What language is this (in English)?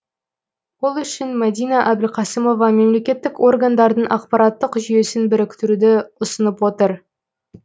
Kazakh